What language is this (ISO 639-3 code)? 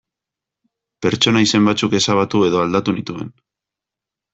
eus